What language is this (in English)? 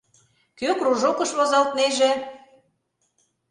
Mari